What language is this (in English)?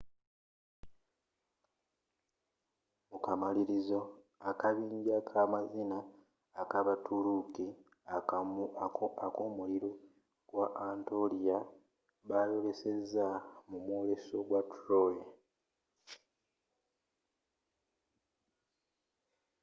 Ganda